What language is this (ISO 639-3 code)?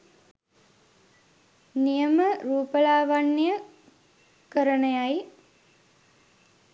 sin